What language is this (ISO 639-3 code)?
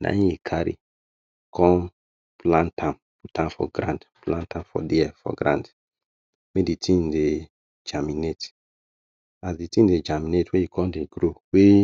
pcm